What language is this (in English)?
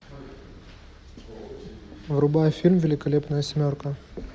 Russian